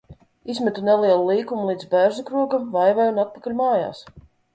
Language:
Latvian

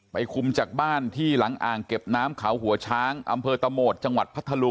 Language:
Thai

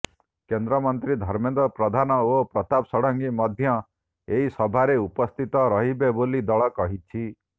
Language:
Odia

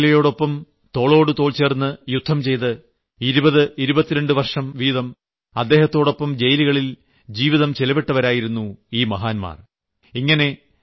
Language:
Malayalam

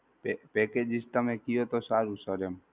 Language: Gujarati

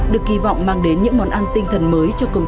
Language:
Vietnamese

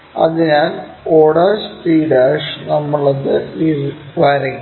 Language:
Malayalam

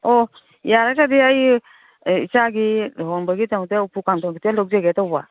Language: Manipuri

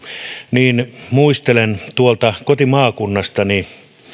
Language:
Finnish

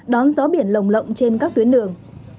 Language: Vietnamese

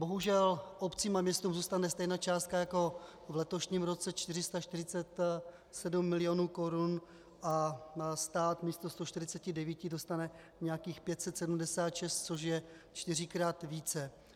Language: Czech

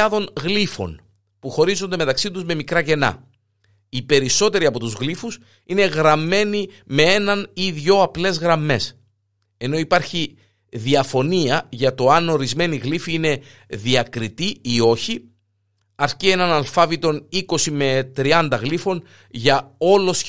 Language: Greek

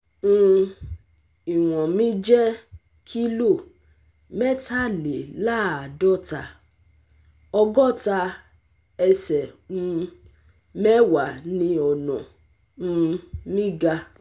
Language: Yoruba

